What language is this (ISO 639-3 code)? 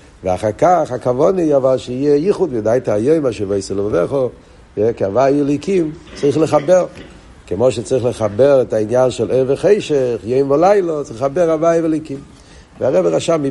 heb